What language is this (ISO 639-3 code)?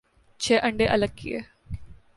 urd